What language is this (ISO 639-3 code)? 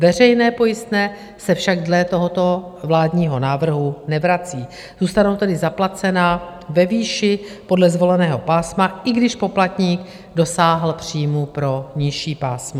ces